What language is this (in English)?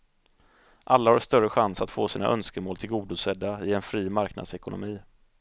Swedish